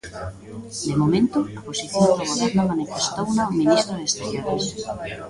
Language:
Galician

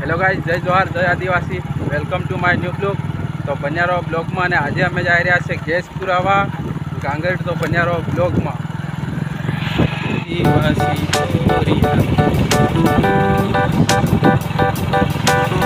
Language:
Gujarati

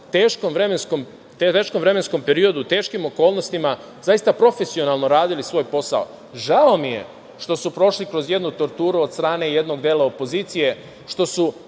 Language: Serbian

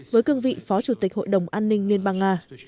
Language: Vietnamese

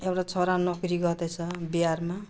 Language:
Nepali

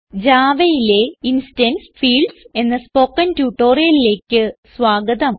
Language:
Malayalam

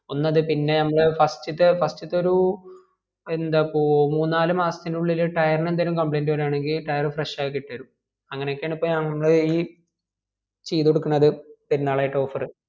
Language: Malayalam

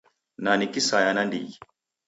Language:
Taita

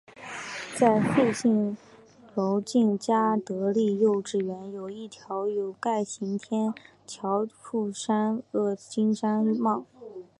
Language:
Chinese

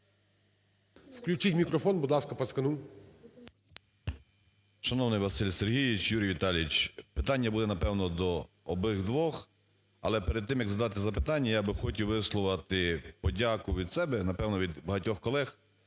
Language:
Ukrainian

